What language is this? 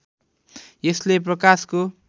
Nepali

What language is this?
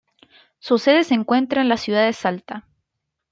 Spanish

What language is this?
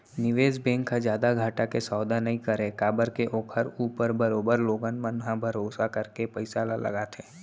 Chhattisgarhi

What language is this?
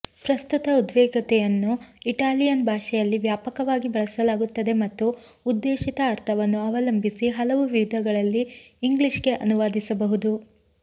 Kannada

